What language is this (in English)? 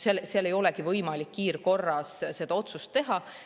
Estonian